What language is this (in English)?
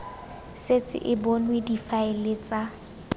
Tswana